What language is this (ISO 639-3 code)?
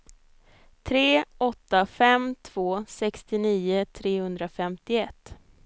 swe